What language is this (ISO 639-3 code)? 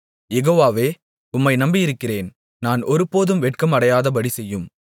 tam